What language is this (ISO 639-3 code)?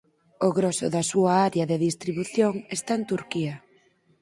glg